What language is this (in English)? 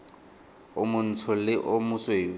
Tswana